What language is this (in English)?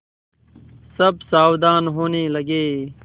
Hindi